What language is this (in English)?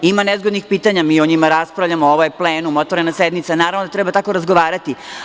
Serbian